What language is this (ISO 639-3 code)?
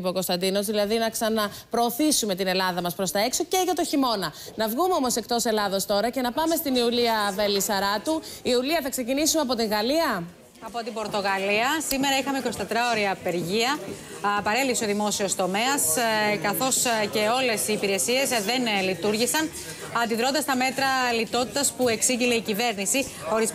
ell